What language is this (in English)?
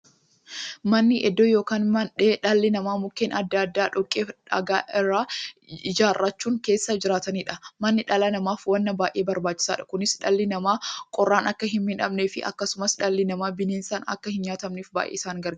Oromo